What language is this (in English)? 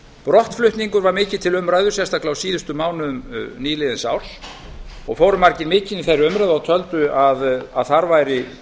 Icelandic